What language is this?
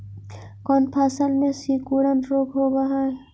Magahi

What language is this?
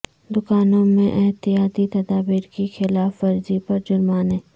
Urdu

